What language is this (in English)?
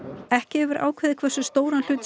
Icelandic